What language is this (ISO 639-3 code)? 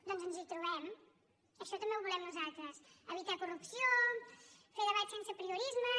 cat